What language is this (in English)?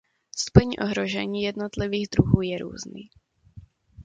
Czech